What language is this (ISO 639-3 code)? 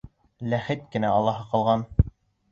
bak